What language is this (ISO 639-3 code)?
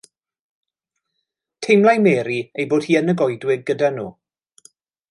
cym